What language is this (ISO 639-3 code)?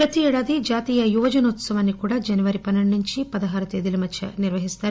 tel